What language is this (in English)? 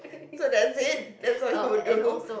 English